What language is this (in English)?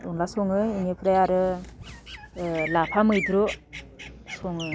Bodo